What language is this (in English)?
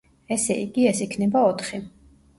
Georgian